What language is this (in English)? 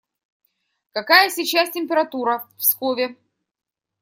Russian